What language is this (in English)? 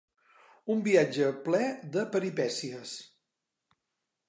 Catalan